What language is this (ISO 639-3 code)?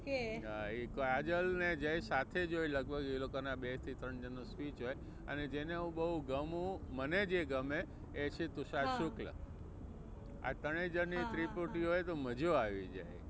guj